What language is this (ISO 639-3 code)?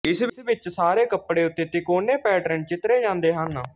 pan